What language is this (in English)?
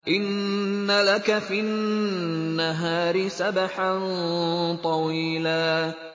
Arabic